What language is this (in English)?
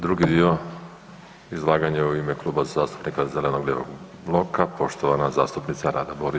Croatian